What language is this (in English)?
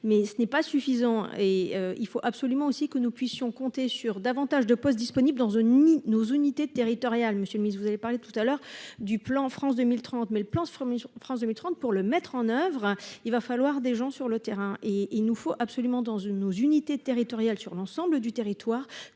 French